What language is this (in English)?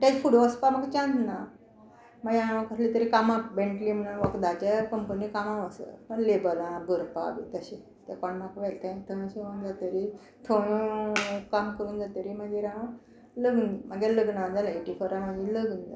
Konkani